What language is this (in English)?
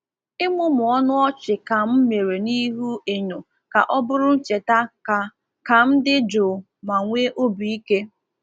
Igbo